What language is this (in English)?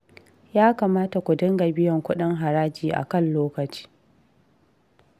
Hausa